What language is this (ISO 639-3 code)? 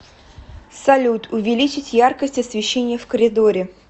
rus